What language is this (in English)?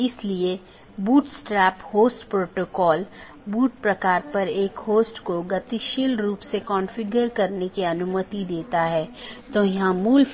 Hindi